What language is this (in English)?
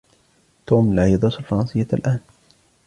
Arabic